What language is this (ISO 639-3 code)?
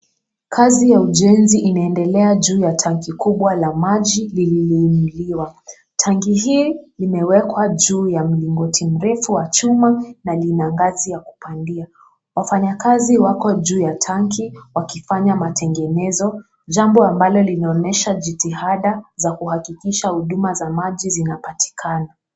swa